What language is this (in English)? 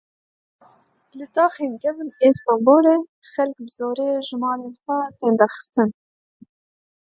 Kurdish